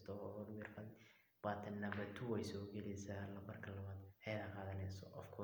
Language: Somali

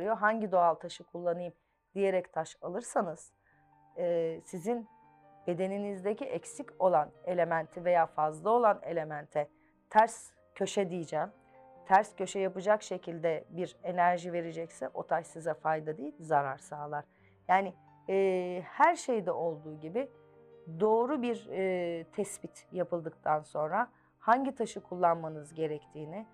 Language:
Turkish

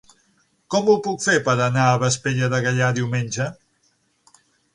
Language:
Catalan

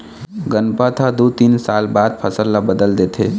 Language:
Chhattisgarhi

